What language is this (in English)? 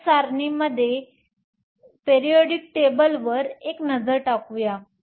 Marathi